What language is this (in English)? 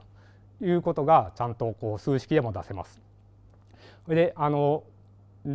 Japanese